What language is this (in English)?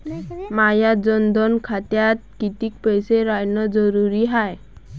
Marathi